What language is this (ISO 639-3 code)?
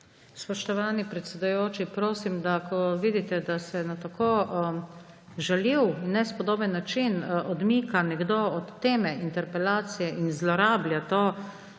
slv